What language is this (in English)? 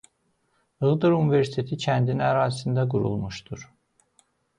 Azerbaijani